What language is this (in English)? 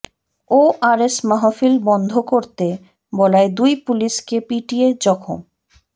Bangla